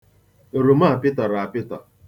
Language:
Igbo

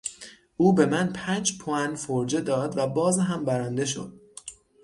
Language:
Persian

